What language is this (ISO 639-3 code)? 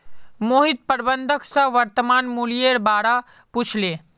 mag